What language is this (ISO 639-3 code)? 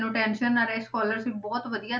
pan